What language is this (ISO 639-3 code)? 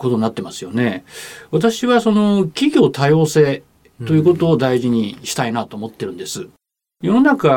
jpn